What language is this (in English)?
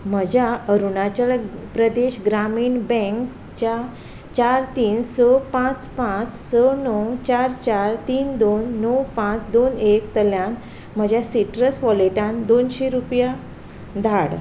Konkani